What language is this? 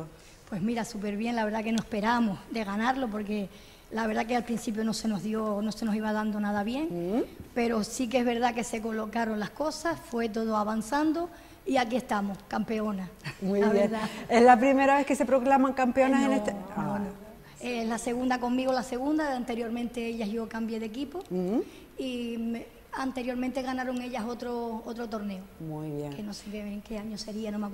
Spanish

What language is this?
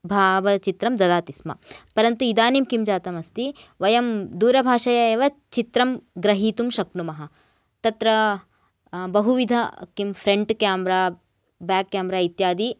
Sanskrit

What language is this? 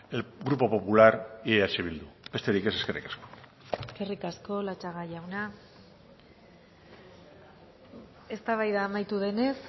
Basque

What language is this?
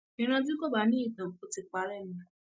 Yoruba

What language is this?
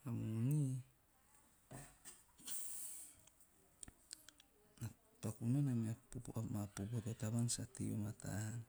Teop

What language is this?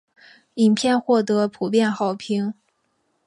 Chinese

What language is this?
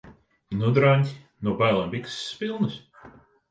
Latvian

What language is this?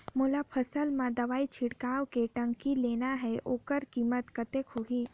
Chhattisgarhi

